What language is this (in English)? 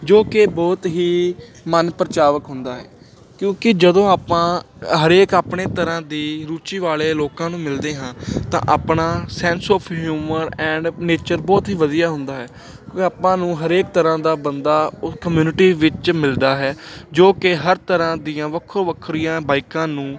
Punjabi